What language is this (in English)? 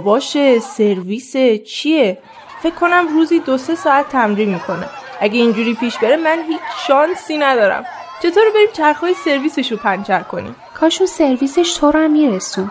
Persian